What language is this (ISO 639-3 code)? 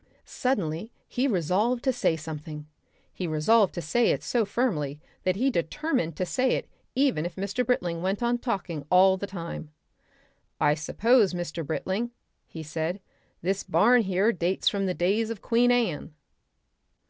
eng